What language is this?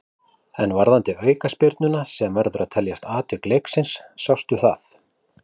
Icelandic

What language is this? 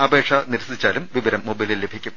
Malayalam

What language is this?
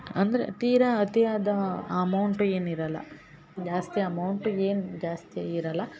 Kannada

